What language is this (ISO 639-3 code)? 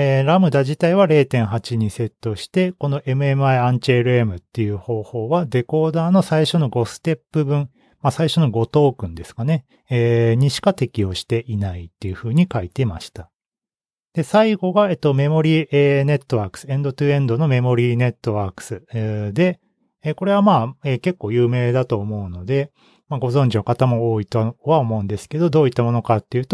jpn